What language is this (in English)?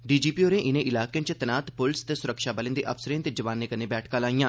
Dogri